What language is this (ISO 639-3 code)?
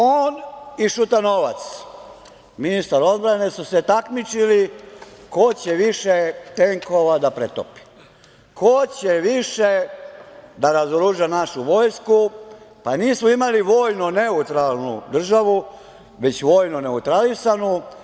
srp